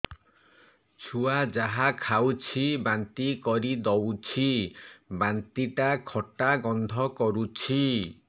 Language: Odia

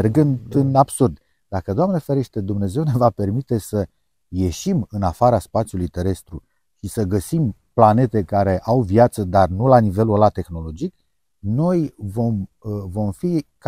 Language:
Romanian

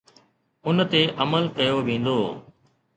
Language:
Sindhi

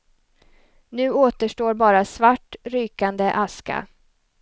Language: Swedish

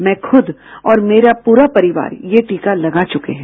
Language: Hindi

